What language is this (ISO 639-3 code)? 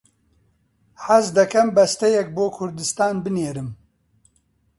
ckb